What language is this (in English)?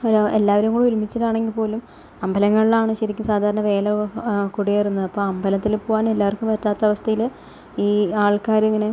Malayalam